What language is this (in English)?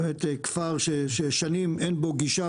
Hebrew